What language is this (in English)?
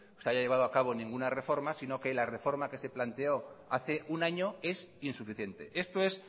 Spanish